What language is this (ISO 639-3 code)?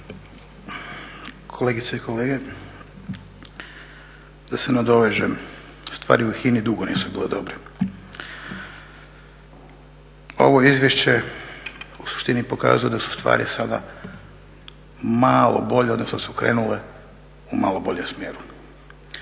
hrv